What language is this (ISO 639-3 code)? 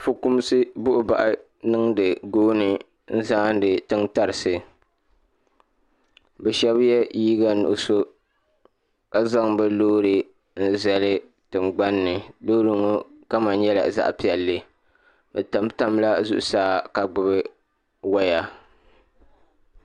dag